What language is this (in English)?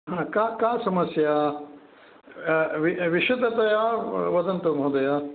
Sanskrit